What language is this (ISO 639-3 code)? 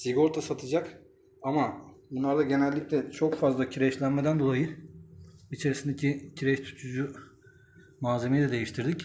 tur